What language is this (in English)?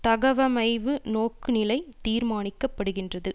Tamil